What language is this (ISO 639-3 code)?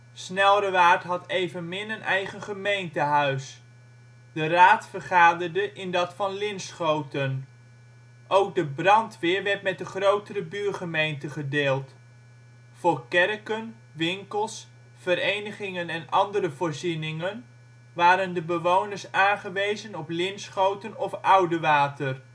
nld